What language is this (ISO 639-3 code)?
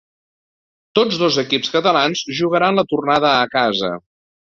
cat